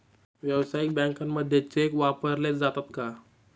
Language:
Marathi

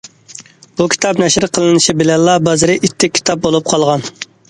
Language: Uyghur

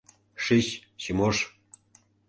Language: Mari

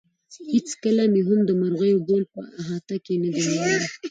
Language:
Pashto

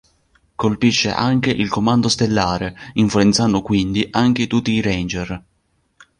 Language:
Italian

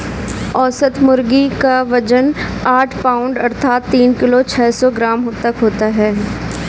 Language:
Hindi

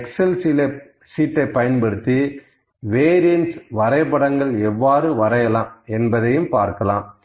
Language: Tamil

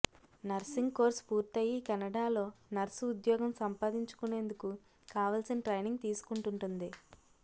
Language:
Telugu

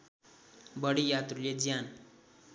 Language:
Nepali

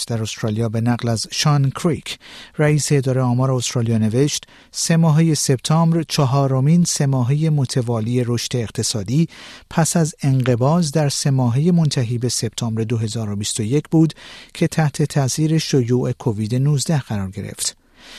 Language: Persian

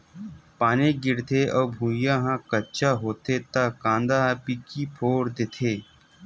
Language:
Chhattisgarhi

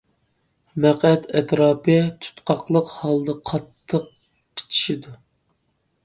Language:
Uyghur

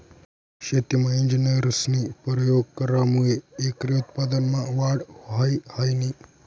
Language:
Marathi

